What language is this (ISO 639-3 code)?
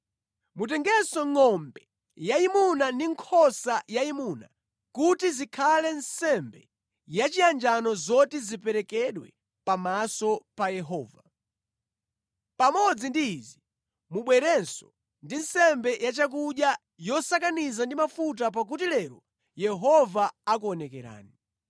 nya